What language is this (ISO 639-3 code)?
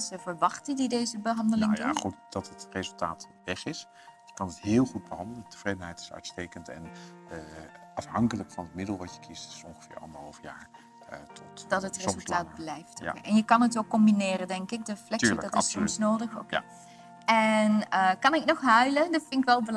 nld